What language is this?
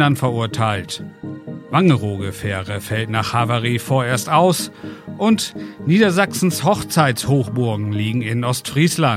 German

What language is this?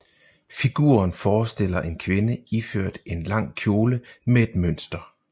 Danish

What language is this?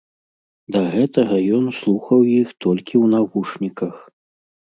Belarusian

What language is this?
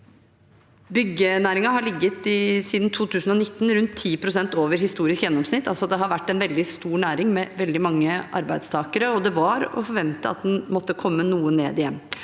Norwegian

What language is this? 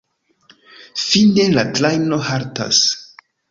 Esperanto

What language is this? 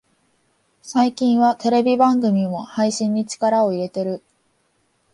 Japanese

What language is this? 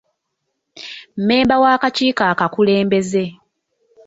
Ganda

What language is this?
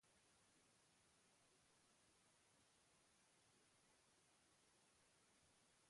Basque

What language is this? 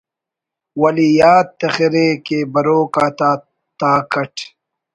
Brahui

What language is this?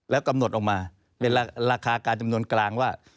Thai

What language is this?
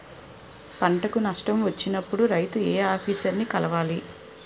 Telugu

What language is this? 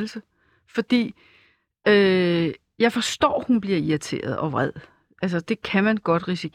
Danish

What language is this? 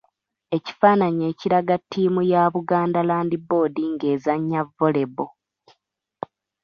Ganda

